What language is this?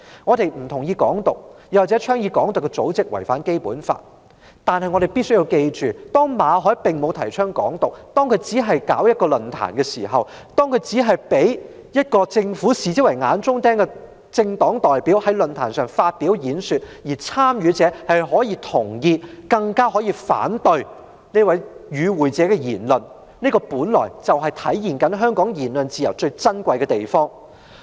Cantonese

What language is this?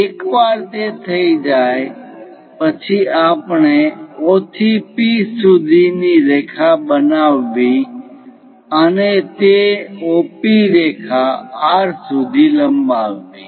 Gujarati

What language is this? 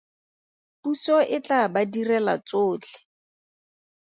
Tswana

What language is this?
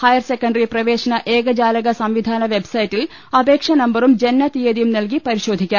Malayalam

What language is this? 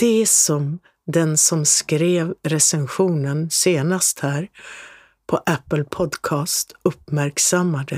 Swedish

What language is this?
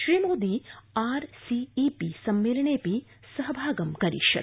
Sanskrit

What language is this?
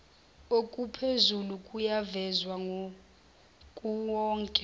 Zulu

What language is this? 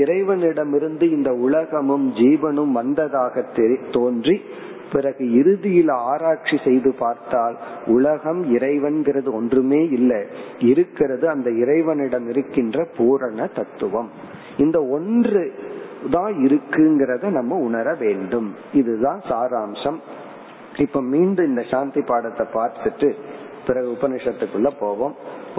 Tamil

